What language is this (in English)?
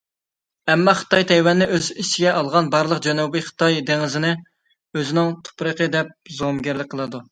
Uyghur